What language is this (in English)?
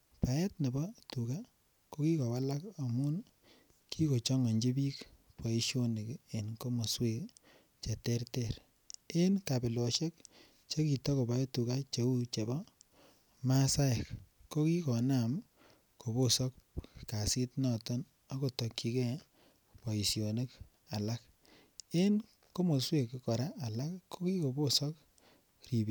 Kalenjin